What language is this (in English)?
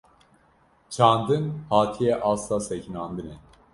Kurdish